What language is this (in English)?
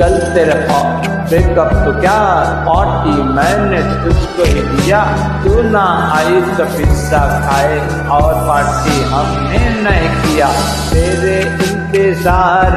Urdu